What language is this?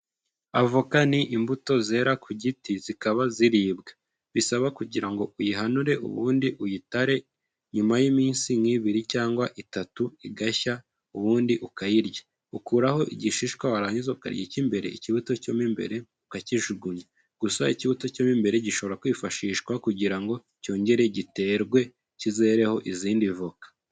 Kinyarwanda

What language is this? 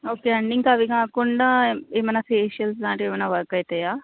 Telugu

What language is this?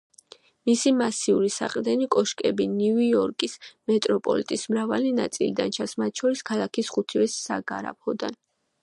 Georgian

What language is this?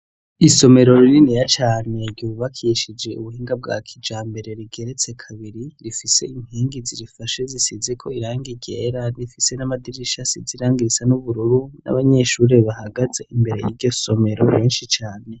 Rundi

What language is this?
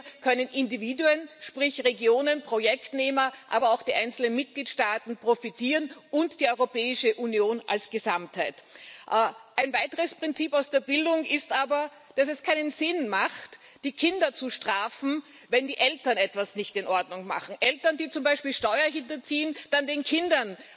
German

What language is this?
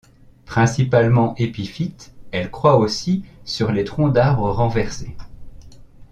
French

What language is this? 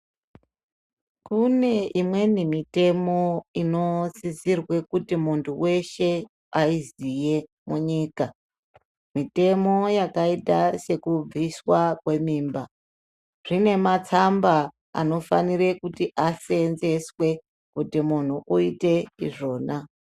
Ndau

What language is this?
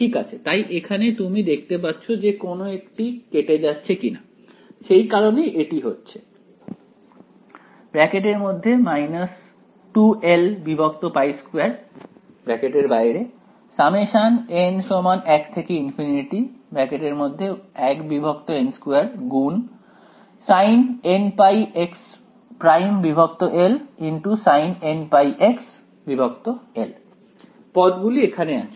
Bangla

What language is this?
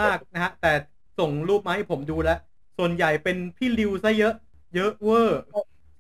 Thai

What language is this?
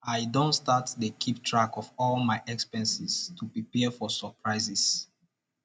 Nigerian Pidgin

